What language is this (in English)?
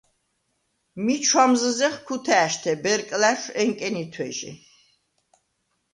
Svan